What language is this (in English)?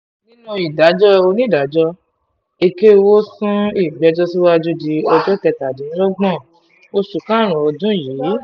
Yoruba